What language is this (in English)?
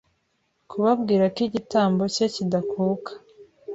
Kinyarwanda